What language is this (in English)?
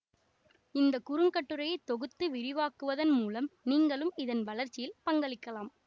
Tamil